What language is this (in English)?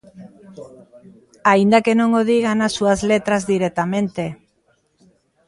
Galician